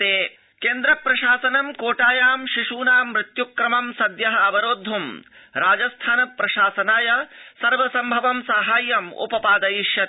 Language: Sanskrit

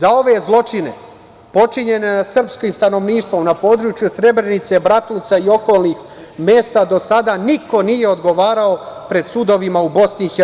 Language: Serbian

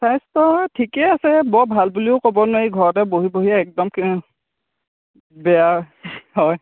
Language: Assamese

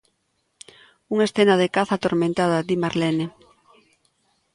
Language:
Galician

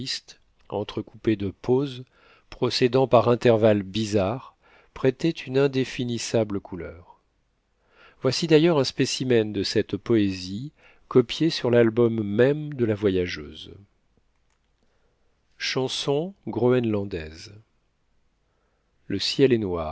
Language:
French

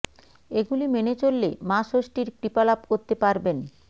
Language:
Bangla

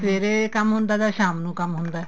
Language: Punjabi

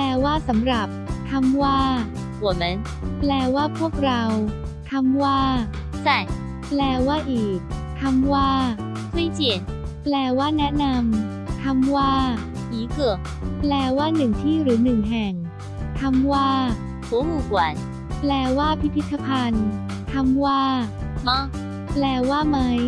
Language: Thai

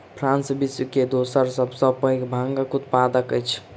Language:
Maithili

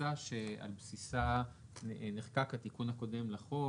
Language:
Hebrew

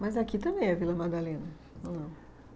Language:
Portuguese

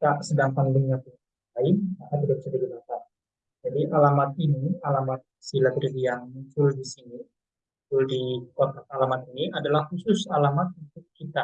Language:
Indonesian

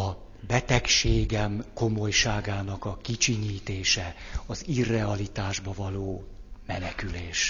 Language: Hungarian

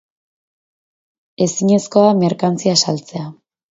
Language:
Basque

